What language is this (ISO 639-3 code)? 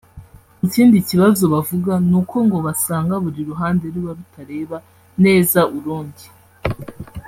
kin